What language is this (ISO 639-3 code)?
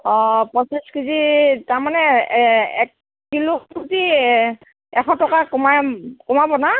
asm